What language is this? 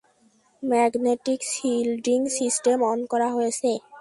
Bangla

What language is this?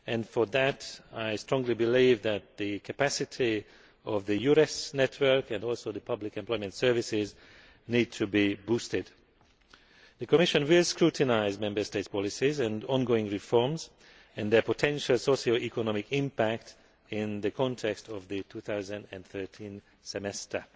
English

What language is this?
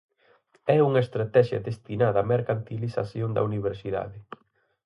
Galician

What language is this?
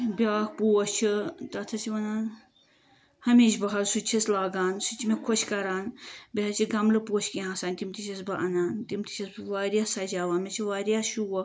Kashmiri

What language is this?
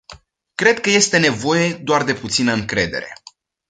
Romanian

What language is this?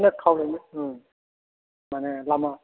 Bodo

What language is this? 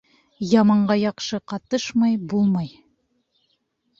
Bashkir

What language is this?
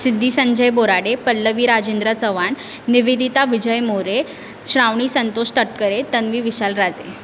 Marathi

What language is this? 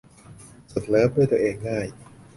Thai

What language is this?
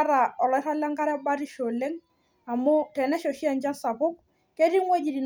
Masai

